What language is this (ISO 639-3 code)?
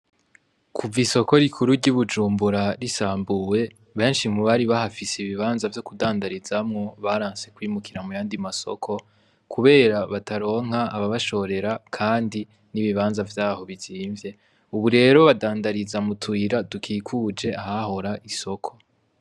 run